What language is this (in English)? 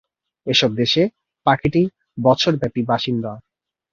Bangla